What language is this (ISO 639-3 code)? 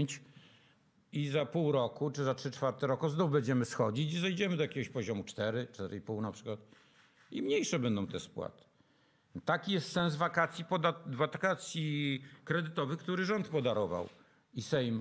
pol